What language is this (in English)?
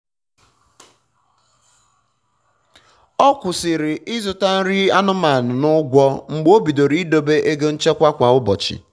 Igbo